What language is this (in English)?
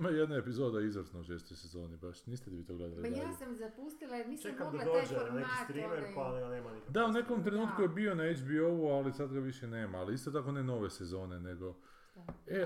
Croatian